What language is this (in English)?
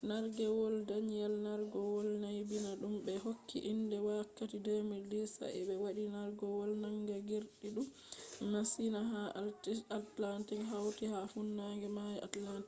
Fula